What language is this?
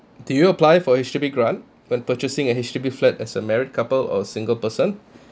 English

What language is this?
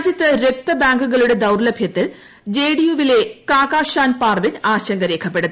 Malayalam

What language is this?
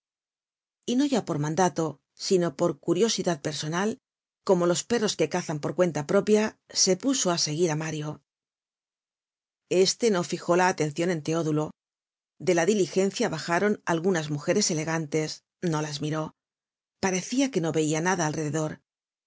Spanish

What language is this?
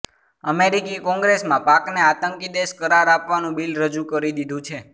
Gujarati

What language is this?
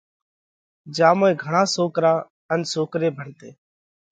Parkari Koli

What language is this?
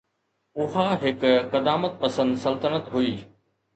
Sindhi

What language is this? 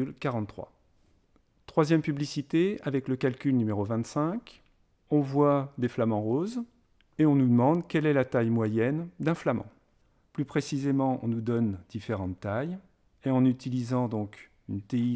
French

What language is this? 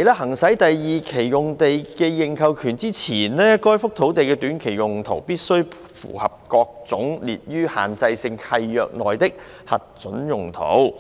Cantonese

